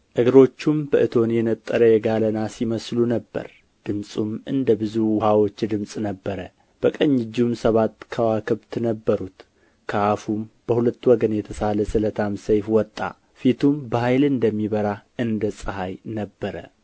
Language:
Amharic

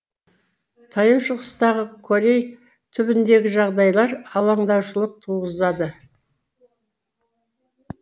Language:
Kazakh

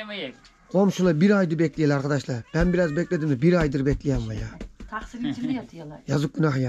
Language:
Turkish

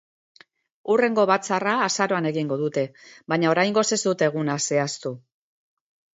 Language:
Basque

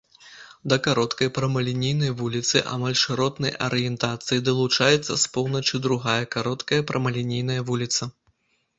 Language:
Belarusian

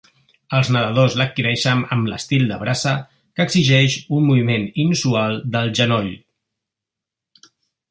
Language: Catalan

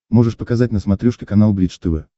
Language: Russian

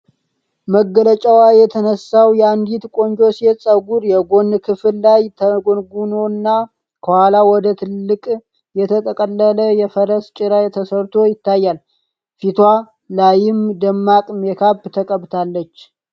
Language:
Amharic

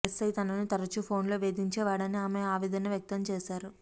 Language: Telugu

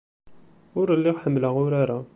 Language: Kabyle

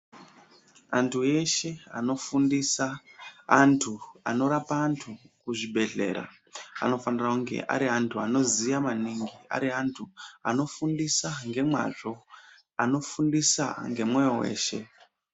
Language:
Ndau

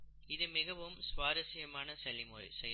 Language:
Tamil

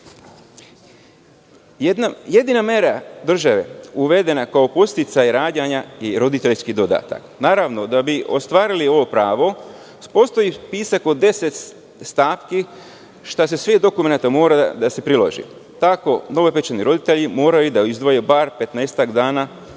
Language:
Serbian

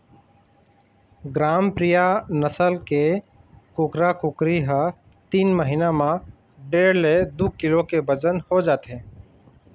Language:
Chhattisgarhi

